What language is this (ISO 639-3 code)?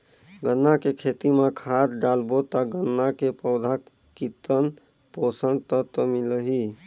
hne